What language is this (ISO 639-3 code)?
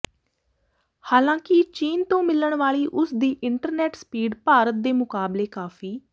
pan